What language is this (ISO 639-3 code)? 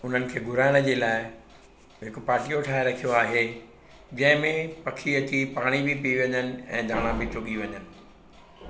snd